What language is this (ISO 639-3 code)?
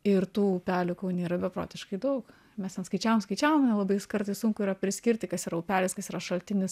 lit